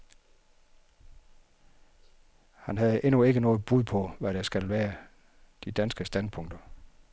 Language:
Danish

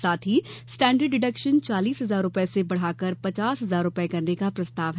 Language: Hindi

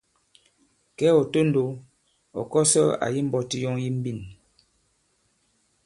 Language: Bankon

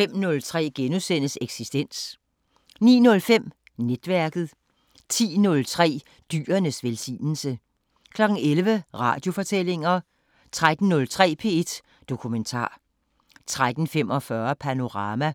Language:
Danish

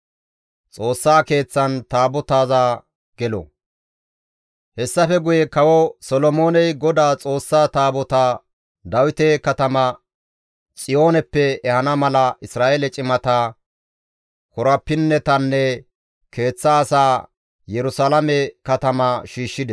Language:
Gamo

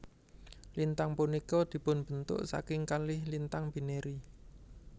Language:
Javanese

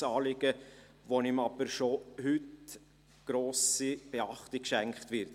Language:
Swiss German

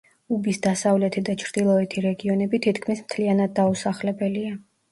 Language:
Georgian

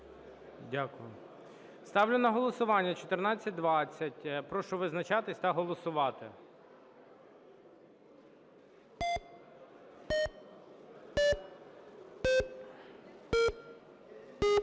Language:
Ukrainian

